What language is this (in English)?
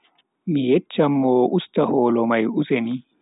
Bagirmi Fulfulde